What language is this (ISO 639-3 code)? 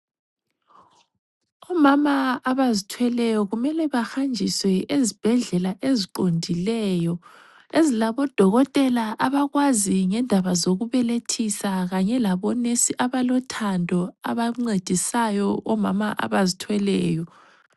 nde